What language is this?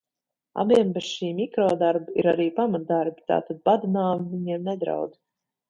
Latvian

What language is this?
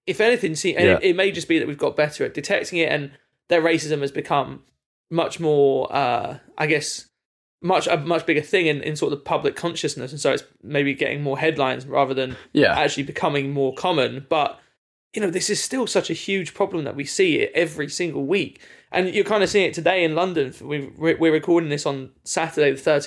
English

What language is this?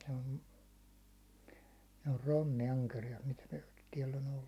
Finnish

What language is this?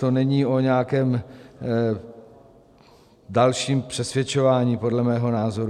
Czech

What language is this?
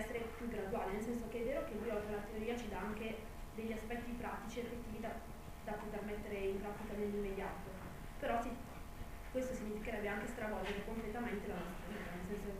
Italian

